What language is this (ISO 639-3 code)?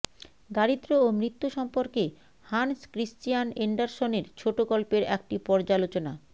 ben